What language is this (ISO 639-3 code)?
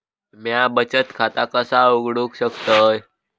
mar